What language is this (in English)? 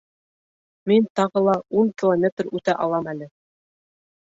Bashkir